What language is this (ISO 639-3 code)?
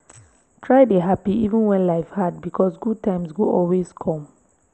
pcm